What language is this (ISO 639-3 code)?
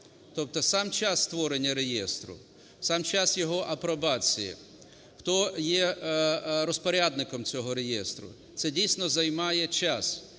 ukr